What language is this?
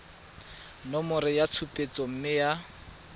Tswana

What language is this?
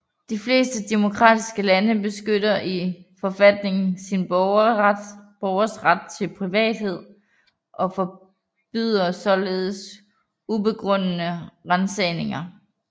Danish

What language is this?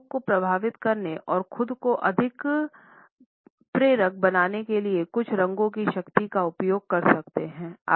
Hindi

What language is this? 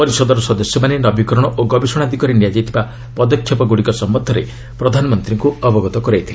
Odia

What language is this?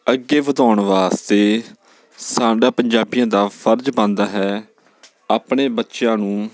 Punjabi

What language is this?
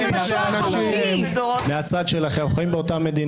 Hebrew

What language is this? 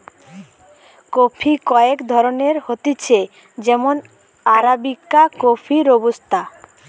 Bangla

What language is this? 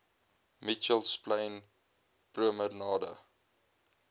Afrikaans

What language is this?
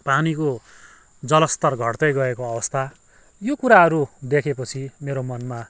Nepali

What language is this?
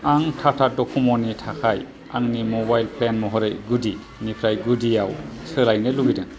Bodo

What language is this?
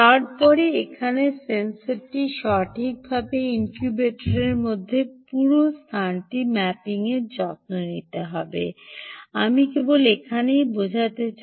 Bangla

